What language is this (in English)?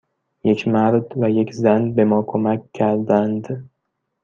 Persian